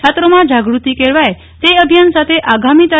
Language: Gujarati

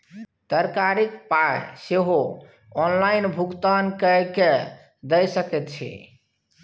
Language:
Maithili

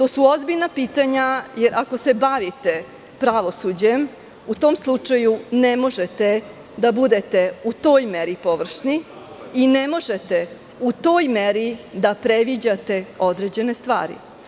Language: Serbian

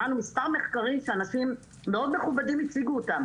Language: Hebrew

